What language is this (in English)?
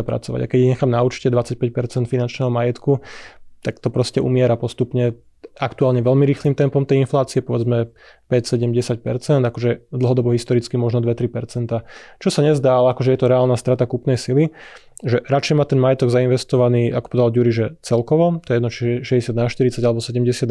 Slovak